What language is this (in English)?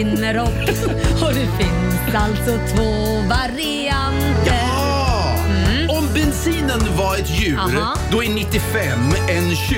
Swedish